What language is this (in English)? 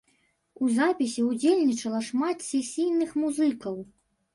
Belarusian